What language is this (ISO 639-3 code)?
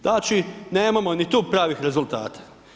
hrv